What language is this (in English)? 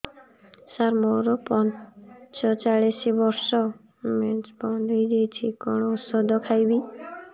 Odia